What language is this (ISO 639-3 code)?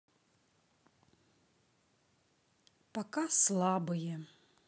rus